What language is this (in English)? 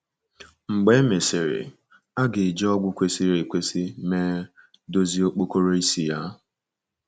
Igbo